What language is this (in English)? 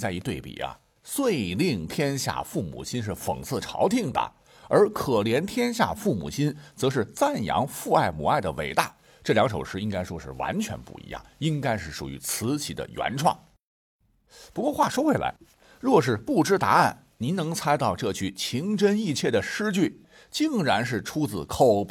Chinese